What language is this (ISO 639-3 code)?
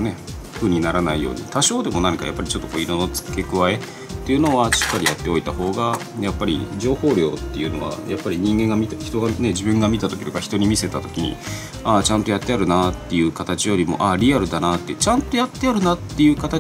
jpn